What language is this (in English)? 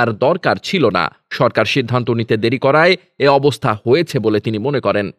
Bangla